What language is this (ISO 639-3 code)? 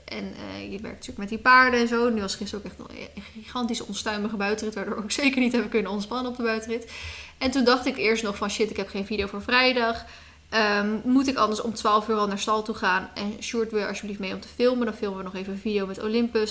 nld